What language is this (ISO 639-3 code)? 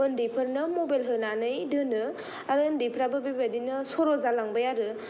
brx